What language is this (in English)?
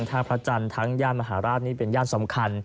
Thai